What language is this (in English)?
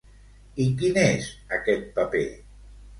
Catalan